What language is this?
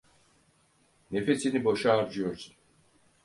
Turkish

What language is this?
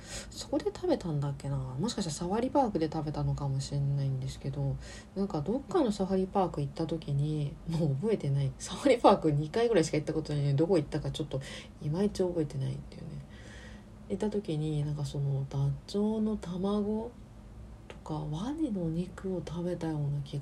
Japanese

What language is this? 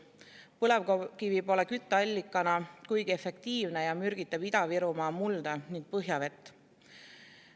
Estonian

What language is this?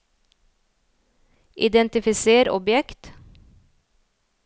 Norwegian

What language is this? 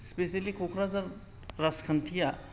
Bodo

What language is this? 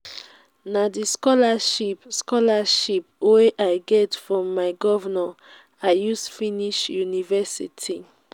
Nigerian Pidgin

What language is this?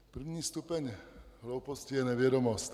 Czech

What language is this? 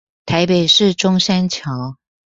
Chinese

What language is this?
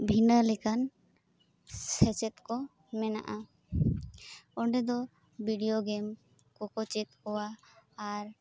Santali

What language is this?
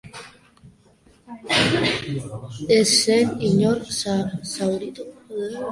Basque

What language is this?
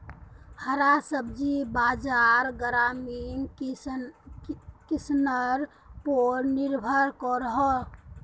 Magahi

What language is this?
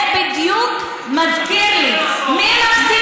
Hebrew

